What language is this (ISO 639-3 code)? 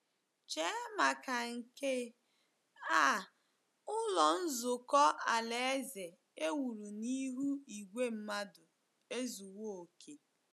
ibo